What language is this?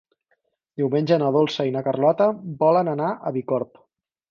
Catalan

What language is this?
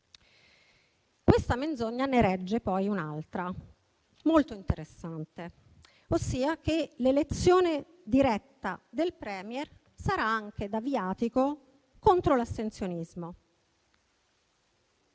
Italian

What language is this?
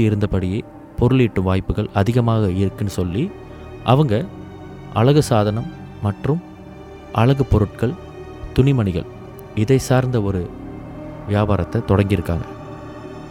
Tamil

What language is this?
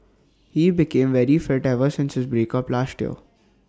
English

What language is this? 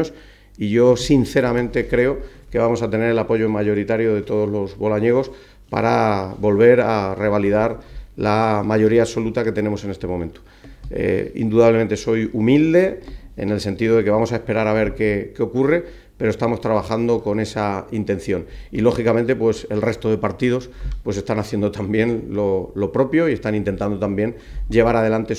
Spanish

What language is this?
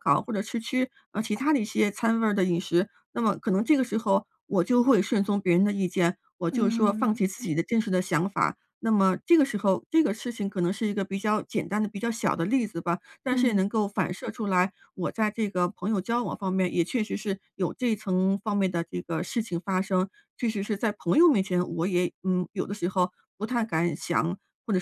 Chinese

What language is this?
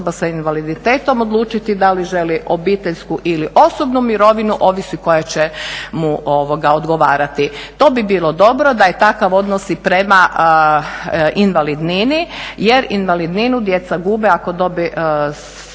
Croatian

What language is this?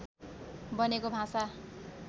Nepali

